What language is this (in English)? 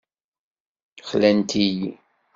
Kabyle